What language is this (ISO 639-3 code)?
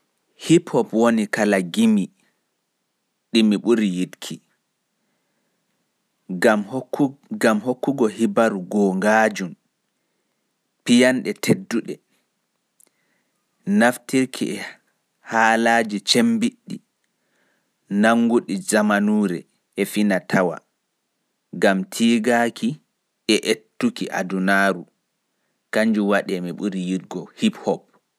fuf